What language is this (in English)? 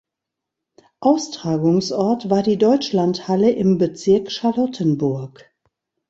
German